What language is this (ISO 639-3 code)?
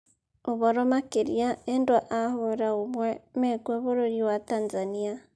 kik